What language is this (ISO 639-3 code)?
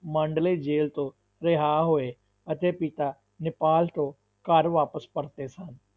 pan